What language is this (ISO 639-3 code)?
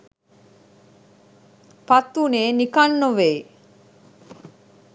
sin